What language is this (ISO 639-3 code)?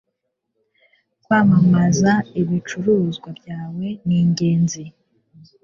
kin